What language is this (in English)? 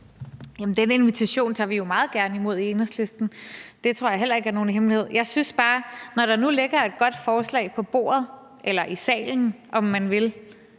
Danish